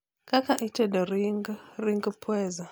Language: Luo (Kenya and Tanzania)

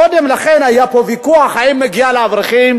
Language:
Hebrew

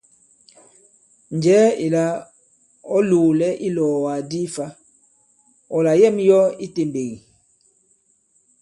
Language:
Bankon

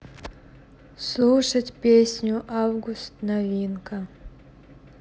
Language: Russian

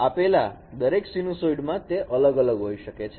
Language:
Gujarati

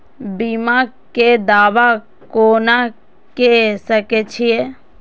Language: Maithili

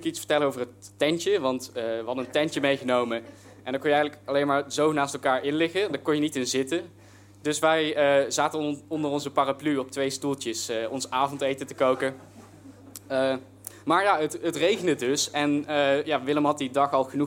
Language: Dutch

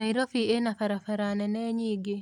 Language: Kikuyu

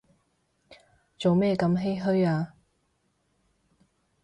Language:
Cantonese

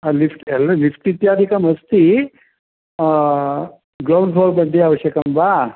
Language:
Sanskrit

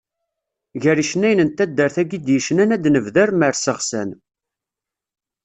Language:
Kabyle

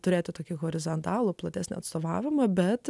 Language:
Lithuanian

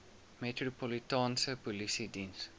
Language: Afrikaans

